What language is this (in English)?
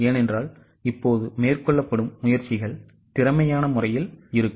Tamil